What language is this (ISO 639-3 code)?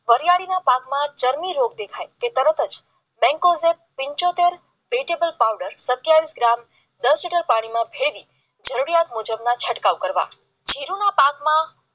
guj